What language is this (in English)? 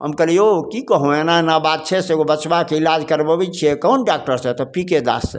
Maithili